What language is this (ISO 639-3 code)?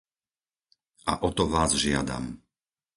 slk